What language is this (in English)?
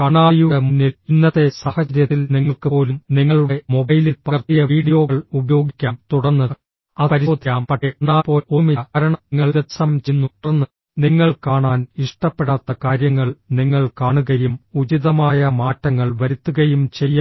Malayalam